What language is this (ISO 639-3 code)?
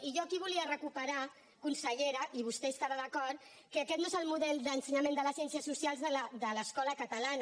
cat